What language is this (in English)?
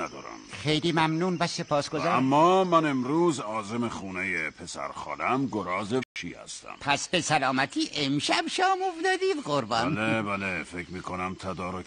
Persian